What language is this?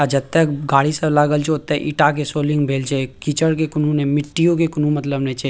Maithili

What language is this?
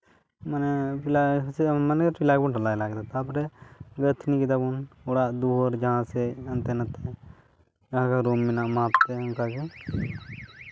Santali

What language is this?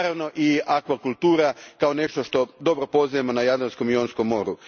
Croatian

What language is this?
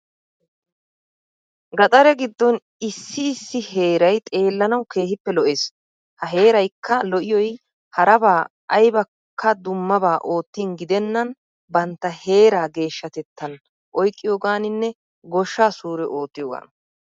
Wolaytta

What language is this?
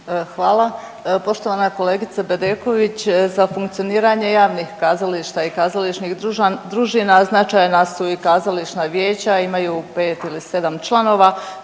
Croatian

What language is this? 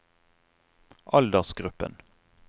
Norwegian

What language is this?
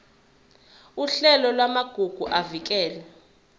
Zulu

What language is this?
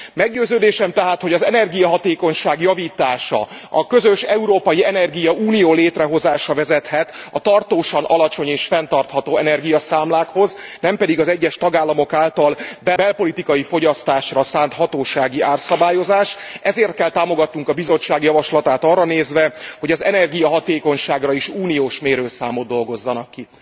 Hungarian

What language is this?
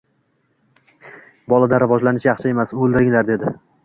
Uzbek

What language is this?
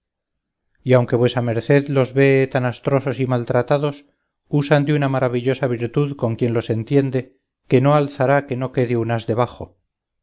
Spanish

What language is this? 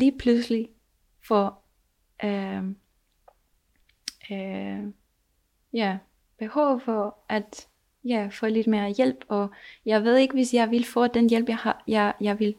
Danish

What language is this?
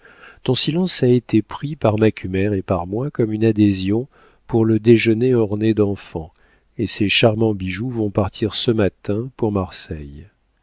French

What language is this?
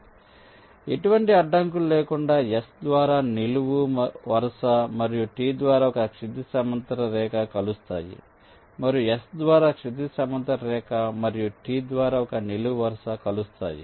Telugu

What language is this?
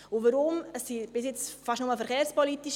Swiss German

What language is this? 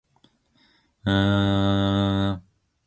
Korean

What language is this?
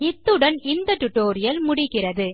Tamil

